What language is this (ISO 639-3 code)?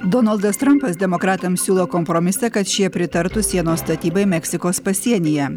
lit